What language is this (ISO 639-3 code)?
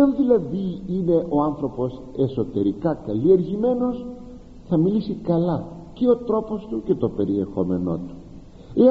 ell